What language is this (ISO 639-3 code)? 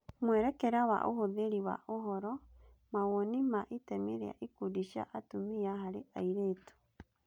kik